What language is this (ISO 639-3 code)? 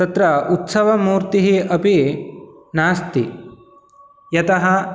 san